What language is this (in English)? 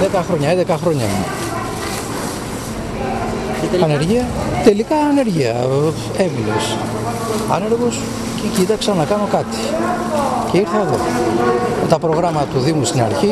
Greek